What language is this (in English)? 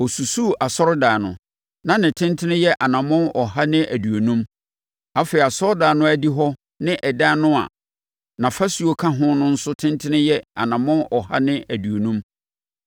Akan